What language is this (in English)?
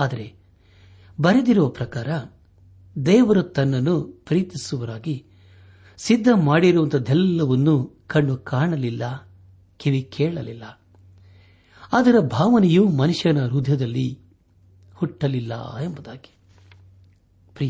Kannada